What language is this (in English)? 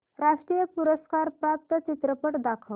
Marathi